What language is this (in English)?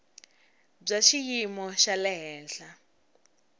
Tsonga